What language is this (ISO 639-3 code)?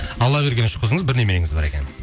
kaz